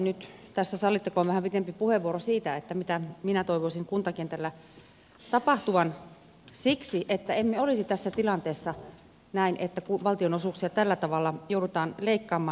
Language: Finnish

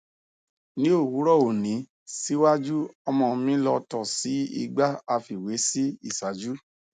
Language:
Yoruba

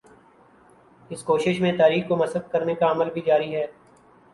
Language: Urdu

